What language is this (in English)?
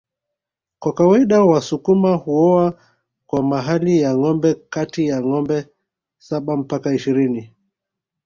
Swahili